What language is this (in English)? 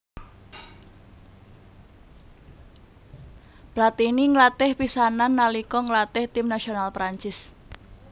Javanese